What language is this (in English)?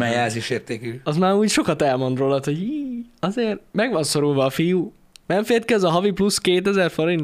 Hungarian